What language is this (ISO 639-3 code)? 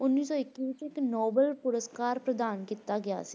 pan